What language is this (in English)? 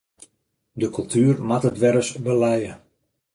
Western Frisian